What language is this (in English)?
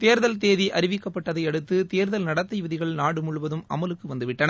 Tamil